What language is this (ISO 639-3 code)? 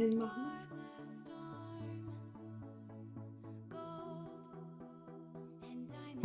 deu